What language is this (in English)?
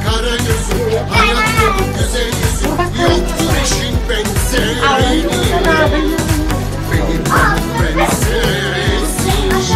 Turkish